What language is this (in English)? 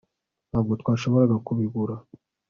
Kinyarwanda